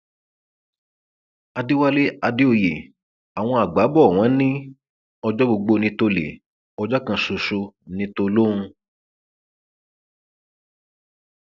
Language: Yoruba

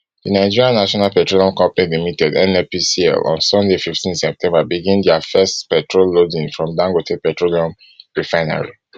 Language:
Nigerian Pidgin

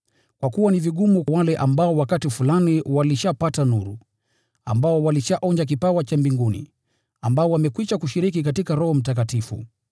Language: Swahili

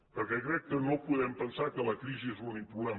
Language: Catalan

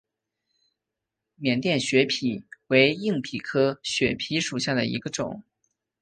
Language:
Chinese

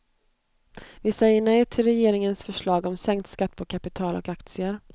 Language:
Swedish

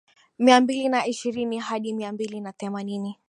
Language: Swahili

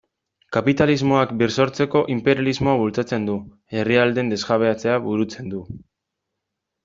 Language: Basque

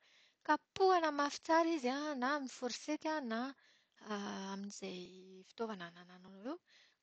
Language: Malagasy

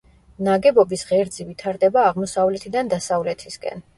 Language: Georgian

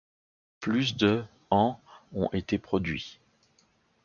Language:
French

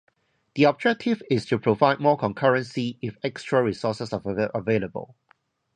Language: English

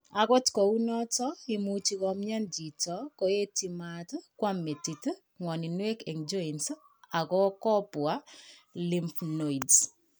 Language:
Kalenjin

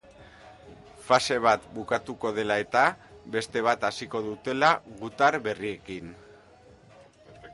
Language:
Basque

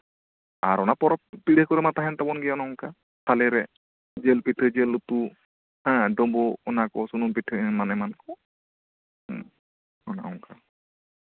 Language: Santali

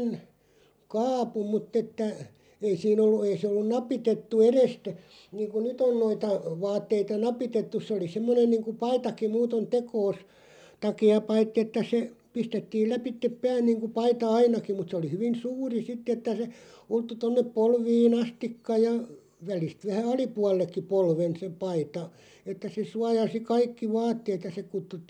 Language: Finnish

